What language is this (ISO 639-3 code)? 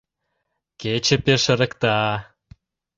chm